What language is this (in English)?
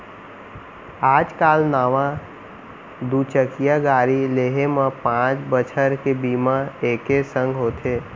Chhattisgarhi